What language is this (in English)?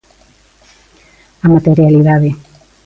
Galician